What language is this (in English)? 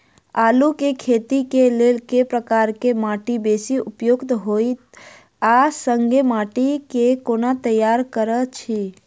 Maithili